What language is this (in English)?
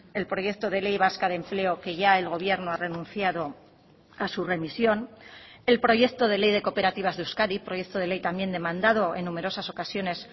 Spanish